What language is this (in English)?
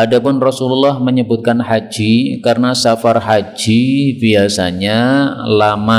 Indonesian